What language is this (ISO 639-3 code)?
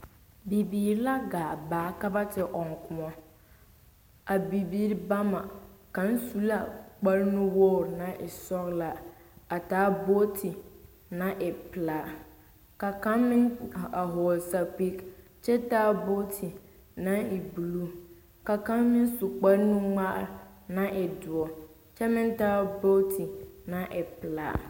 dga